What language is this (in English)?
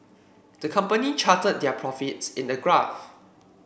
English